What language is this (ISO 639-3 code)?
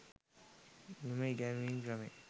sin